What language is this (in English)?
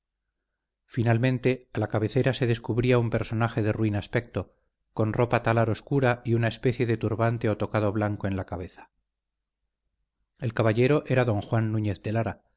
Spanish